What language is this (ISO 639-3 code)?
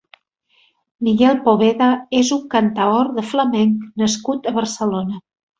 cat